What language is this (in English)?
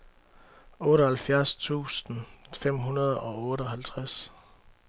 Danish